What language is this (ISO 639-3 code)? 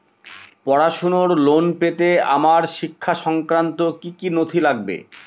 ben